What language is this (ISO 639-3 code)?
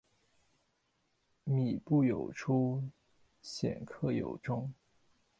zho